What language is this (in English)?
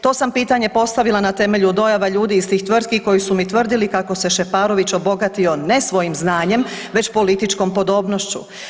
Croatian